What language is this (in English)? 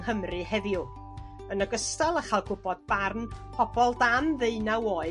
Welsh